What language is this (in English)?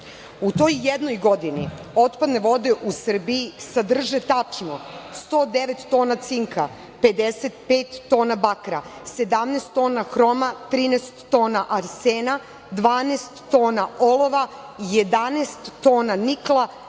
Serbian